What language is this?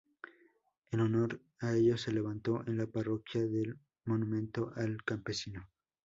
Spanish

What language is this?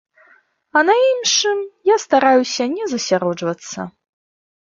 Belarusian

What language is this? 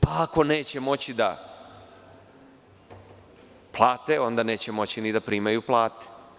Serbian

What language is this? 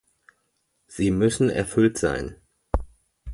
German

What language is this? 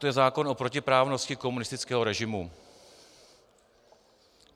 Czech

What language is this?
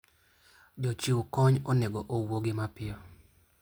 Luo (Kenya and Tanzania)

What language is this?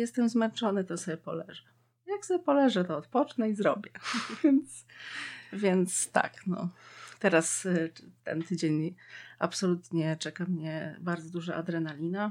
Polish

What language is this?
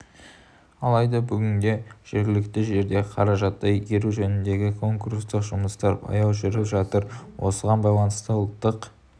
Kazakh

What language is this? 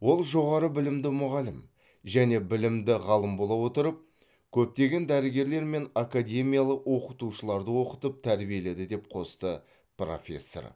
Kazakh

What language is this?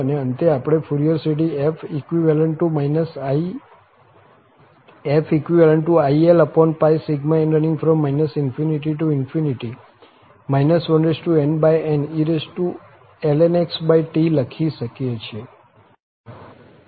Gujarati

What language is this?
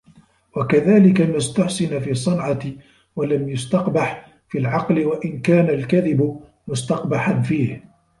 Arabic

